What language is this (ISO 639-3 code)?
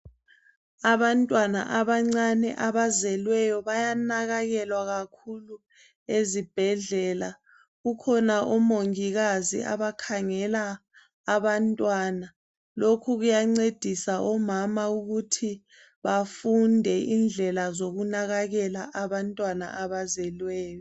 nde